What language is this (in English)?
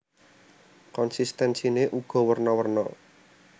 Javanese